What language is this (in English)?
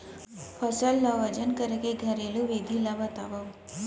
Chhattisgarhi